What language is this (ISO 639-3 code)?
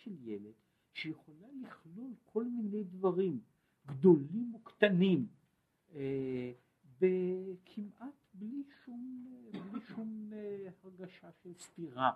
heb